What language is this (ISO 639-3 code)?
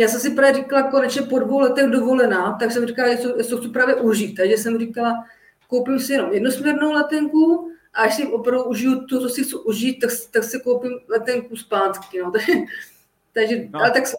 ces